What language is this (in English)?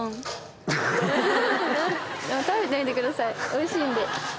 Japanese